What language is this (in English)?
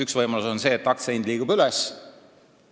Estonian